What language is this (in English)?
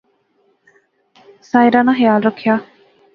Pahari-Potwari